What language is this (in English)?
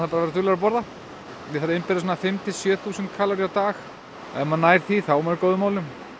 Icelandic